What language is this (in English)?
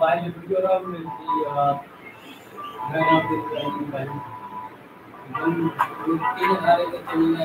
Indonesian